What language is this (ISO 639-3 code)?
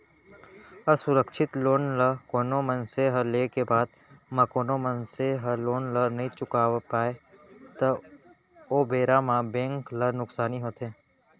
hne